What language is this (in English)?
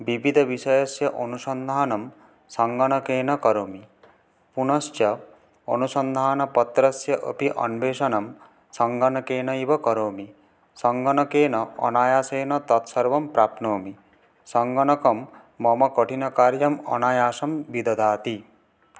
Sanskrit